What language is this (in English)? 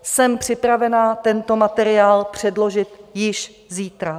Czech